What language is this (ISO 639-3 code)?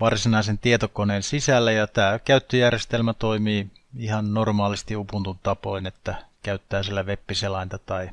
fin